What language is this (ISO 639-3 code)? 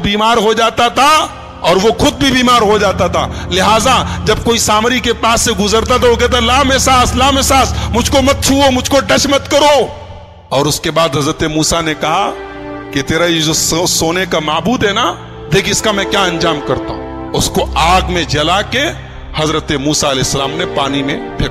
hin